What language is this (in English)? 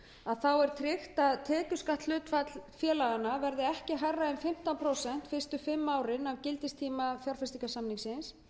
Icelandic